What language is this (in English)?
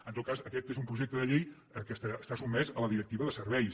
Catalan